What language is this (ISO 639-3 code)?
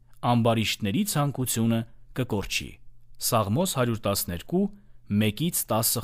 ron